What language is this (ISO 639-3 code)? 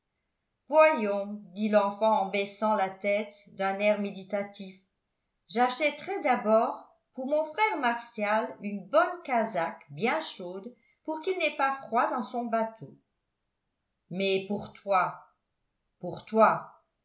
fra